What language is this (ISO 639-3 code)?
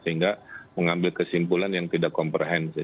ind